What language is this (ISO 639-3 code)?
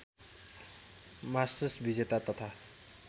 nep